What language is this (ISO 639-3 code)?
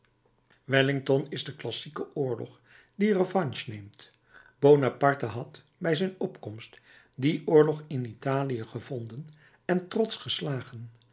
nld